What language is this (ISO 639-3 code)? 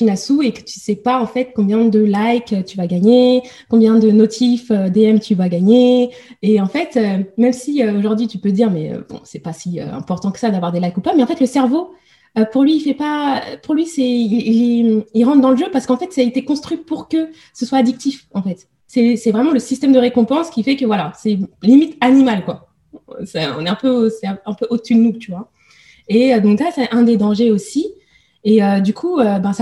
fra